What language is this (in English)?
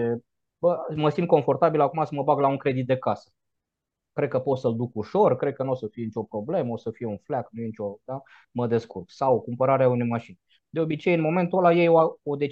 Romanian